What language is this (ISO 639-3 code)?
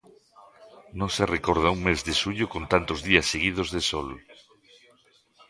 glg